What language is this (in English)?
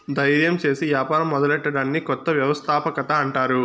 Telugu